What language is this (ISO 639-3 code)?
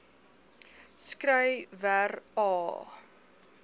afr